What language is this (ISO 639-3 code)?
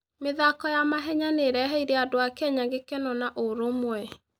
kik